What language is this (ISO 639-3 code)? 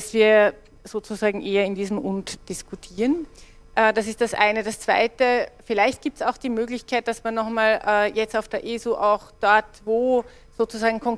deu